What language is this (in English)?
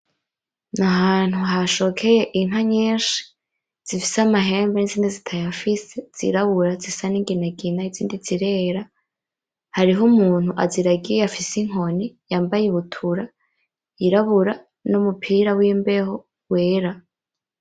Rundi